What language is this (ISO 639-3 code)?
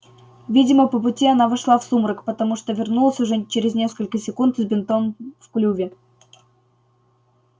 rus